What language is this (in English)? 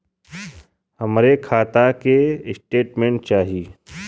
Bhojpuri